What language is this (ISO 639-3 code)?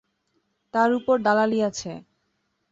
ben